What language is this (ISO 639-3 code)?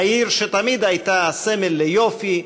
heb